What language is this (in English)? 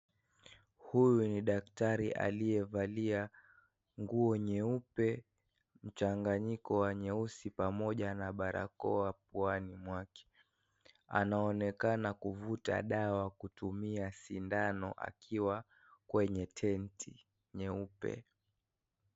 Swahili